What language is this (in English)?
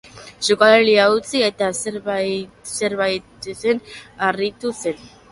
Basque